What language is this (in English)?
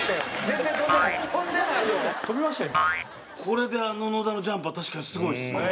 Japanese